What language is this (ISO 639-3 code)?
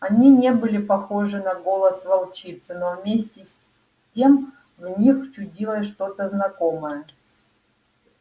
rus